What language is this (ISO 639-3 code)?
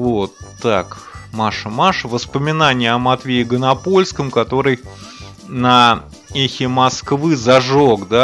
rus